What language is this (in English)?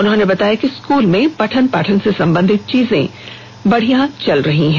Hindi